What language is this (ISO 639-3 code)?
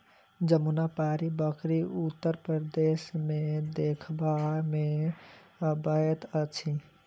mai